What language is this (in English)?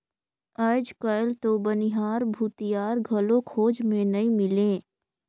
Chhattisgarhi